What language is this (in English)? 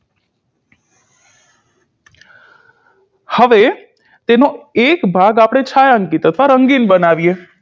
Gujarati